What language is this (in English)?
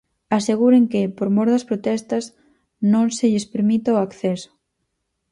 Galician